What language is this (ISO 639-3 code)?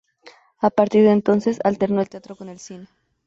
spa